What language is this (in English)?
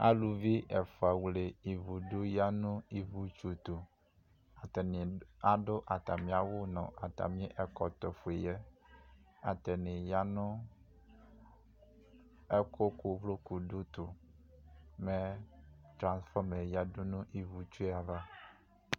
Ikposo